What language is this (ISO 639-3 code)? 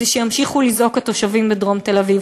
heb